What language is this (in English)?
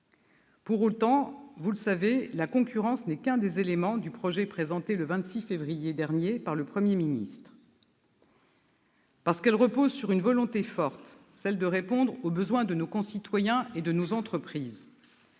French